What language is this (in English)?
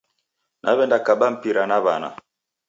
Taita